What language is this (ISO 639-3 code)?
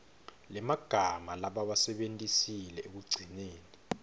ssw